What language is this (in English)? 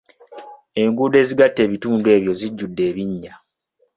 Ganda